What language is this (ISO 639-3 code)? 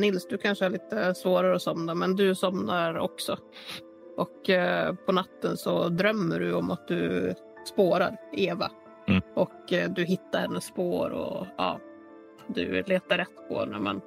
swe